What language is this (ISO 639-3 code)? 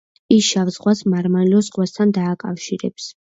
kat